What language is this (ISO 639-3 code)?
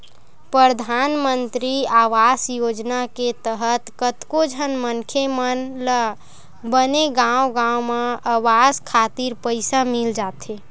hne